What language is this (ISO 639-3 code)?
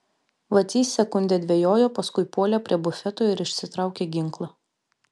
lit